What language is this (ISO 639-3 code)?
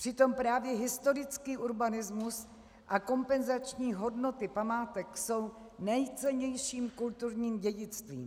ces